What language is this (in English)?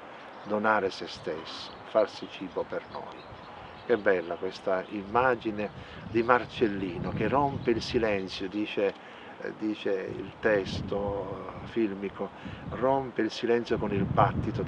Italian